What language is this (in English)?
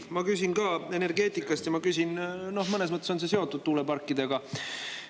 Estonian